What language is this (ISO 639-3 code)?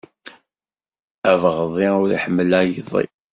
kab